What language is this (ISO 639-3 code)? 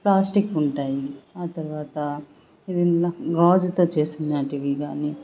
tel